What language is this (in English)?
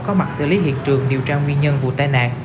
Vietnamese